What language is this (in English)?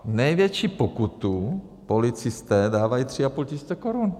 Czech